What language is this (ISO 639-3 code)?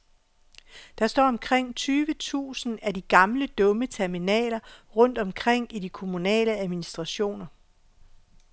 dan